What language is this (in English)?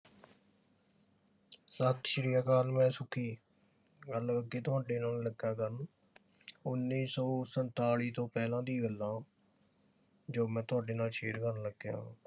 Punjabi